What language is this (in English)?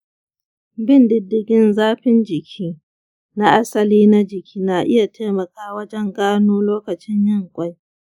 Hausa